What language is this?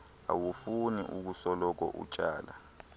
Xhosa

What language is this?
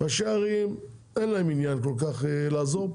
Hebrew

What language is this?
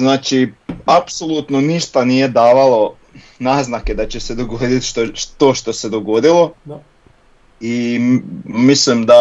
Croatian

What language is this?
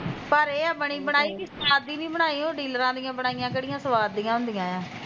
Punjabi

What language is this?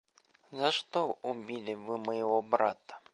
Russian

